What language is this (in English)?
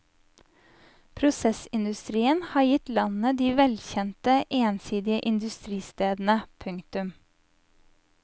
Norwegian